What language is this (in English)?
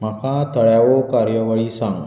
Konkani